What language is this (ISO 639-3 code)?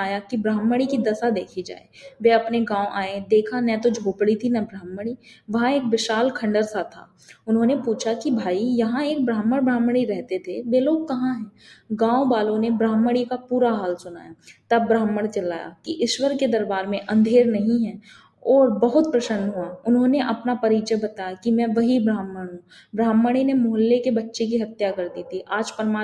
hin